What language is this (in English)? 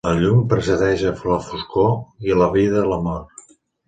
Catalan